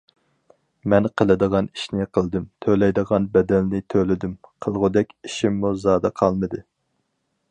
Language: Uyghur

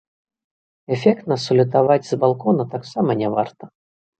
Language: Belarusian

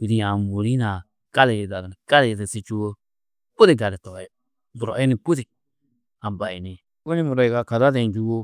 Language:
Tedaga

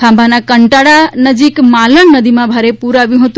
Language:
Gujarati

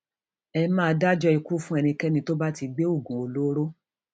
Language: Yoruba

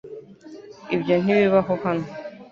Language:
Kinyarwanda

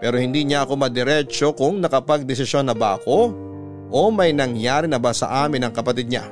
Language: Filipino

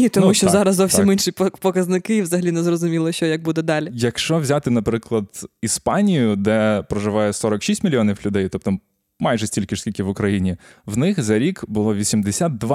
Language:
Ukrainian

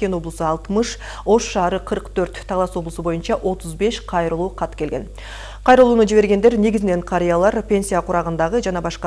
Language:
Russian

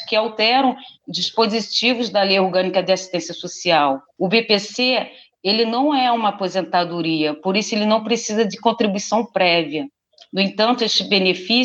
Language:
Portuguese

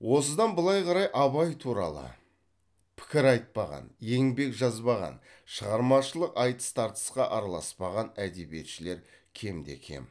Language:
Kazakh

